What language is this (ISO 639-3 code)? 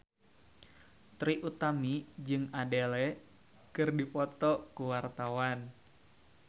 sun